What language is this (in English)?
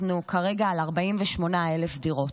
Hebrew